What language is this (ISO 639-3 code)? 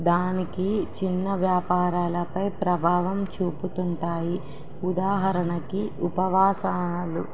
tel